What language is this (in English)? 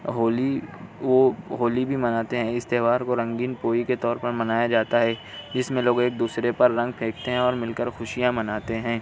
Urdu